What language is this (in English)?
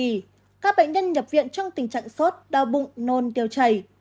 Vietnamese